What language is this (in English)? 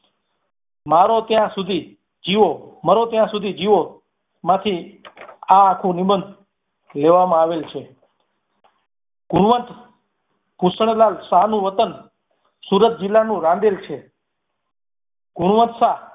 Gujarati